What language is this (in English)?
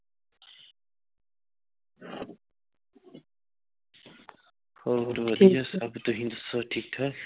Punjabi